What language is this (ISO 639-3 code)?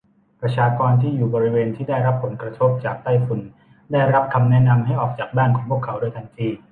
tha